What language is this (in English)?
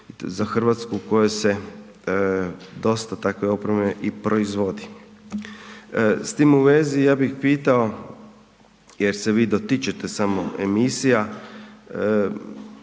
Croatian